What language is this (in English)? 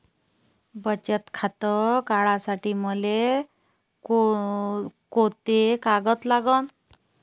Marathi